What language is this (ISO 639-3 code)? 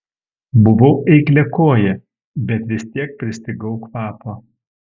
lit